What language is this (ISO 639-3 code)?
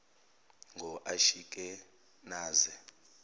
zul